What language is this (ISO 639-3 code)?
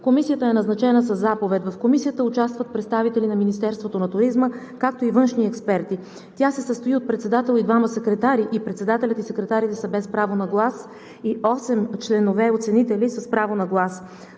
bul